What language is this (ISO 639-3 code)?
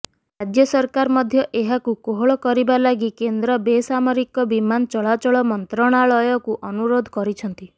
ori